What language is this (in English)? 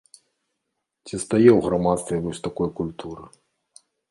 Belarusian